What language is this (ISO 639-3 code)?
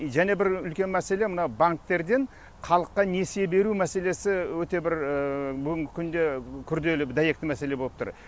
kaz